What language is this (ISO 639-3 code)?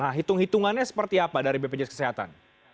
ind